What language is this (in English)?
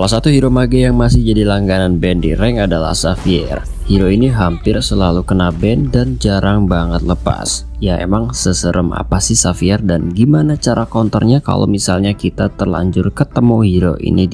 Indonesian